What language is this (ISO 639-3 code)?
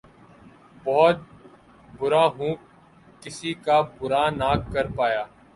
urd